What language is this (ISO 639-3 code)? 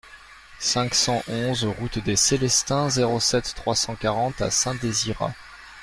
fra